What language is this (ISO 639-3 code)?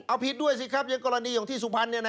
tha